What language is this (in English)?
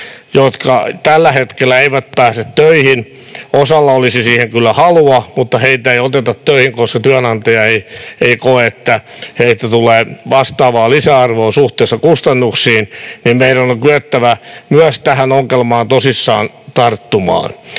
Finnish